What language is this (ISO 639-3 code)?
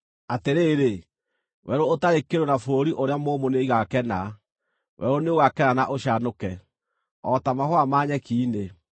kik